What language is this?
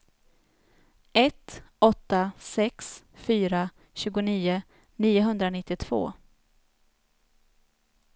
Swedish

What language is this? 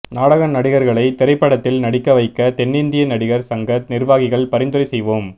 Tamil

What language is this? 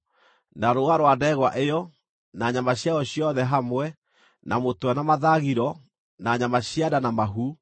Kikuyu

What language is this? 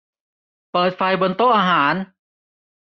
Thai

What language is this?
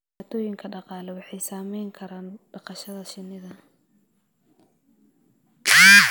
Somali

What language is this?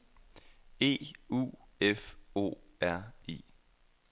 Danish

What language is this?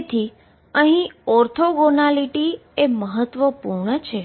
Gujarati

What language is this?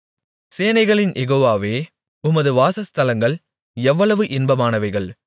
Tamil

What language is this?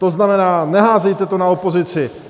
Czech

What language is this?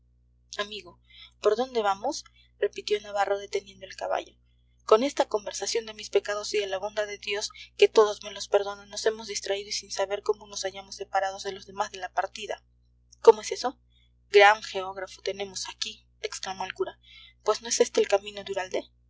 Spanish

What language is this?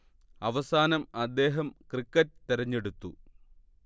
Malayalam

